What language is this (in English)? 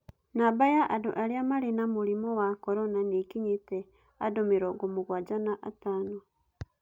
Kikuyu